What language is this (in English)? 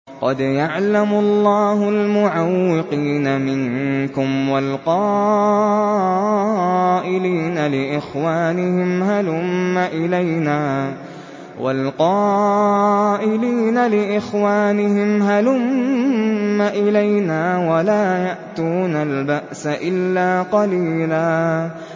Arabic